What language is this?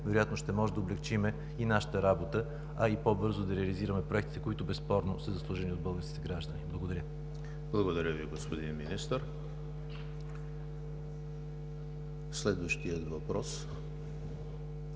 Bulgarian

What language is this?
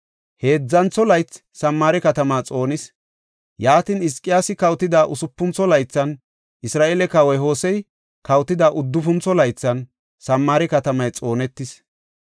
Gofa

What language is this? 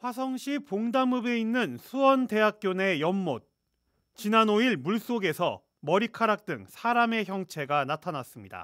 Korean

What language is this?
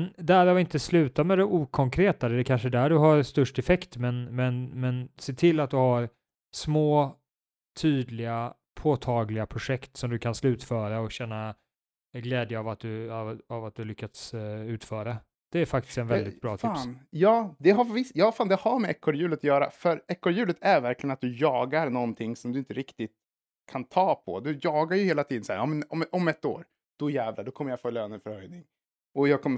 Swedish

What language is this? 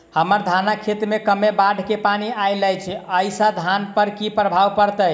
Maithili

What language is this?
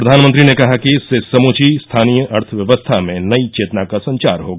Hindi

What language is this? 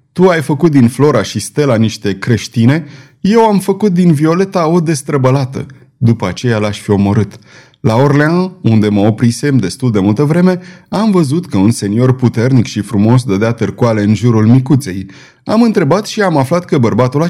Romanian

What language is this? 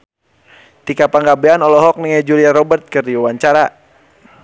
Sundanese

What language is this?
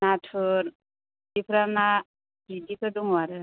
Bodo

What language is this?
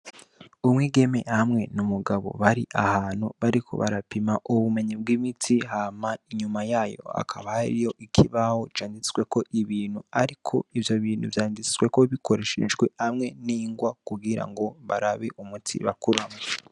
Rundi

